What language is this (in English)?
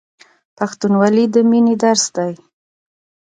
Pashto